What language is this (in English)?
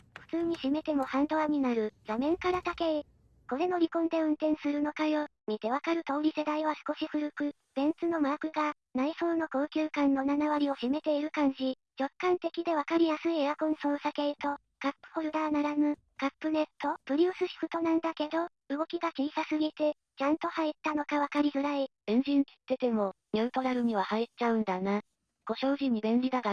Japanese